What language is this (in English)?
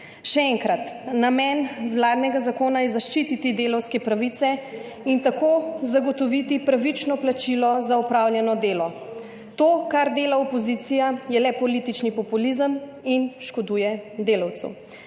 Slovenian